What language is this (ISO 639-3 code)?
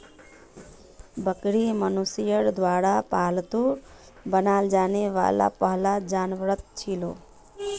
mag